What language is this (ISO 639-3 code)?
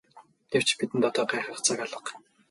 mon